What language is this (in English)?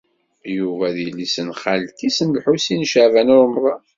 Kabyle